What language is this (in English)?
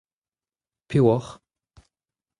Breton